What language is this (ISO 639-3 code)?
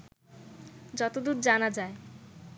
ben